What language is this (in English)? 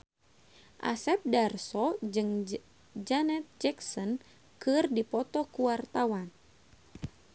Sundanese